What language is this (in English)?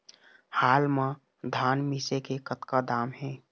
Chhattisgarhi